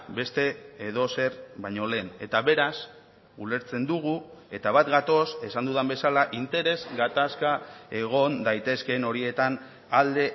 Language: Basque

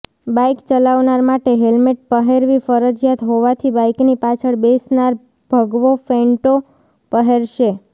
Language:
Gujarati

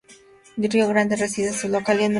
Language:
Spanish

